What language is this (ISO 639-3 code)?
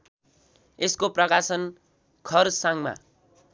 nep